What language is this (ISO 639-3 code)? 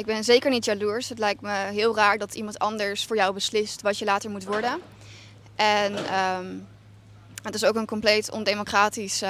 nld